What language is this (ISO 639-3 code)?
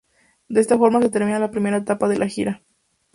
spa